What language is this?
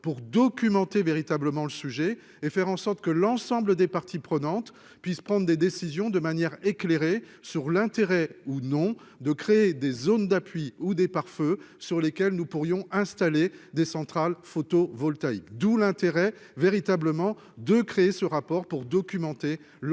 French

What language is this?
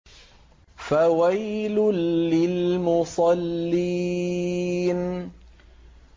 Arabic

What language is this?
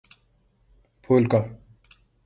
Urdu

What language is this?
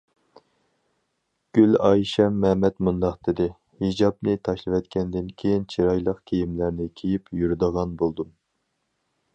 Uyghur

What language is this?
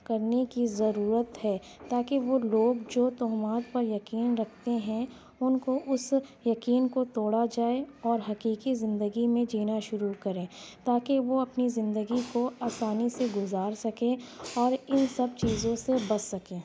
Urdu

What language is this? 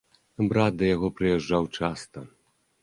Belarusian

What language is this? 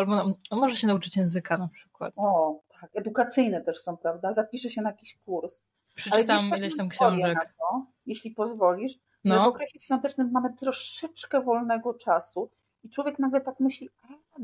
Polish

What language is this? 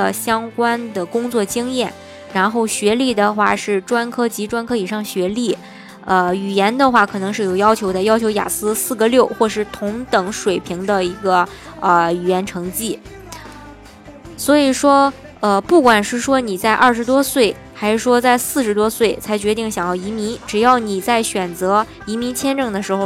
Chinese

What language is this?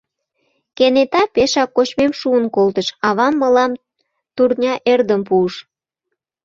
Mari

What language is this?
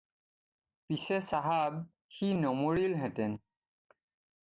Assamese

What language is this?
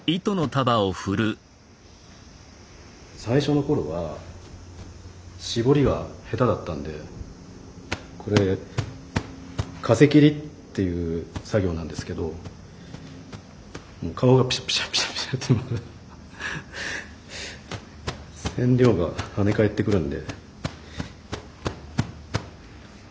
Japanese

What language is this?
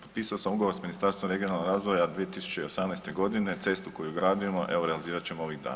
Croatian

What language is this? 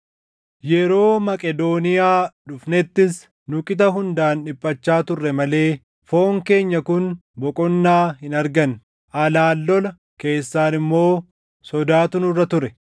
Oromo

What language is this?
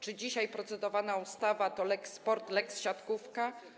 Polish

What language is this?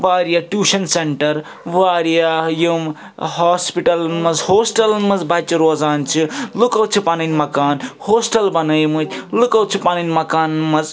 Kashmiri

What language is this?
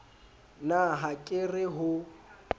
Southern Sotho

